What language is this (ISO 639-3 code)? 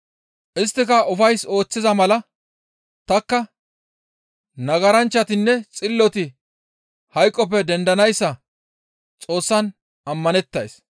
gmv